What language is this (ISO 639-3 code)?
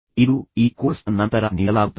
kan